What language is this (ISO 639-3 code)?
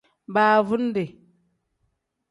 kdh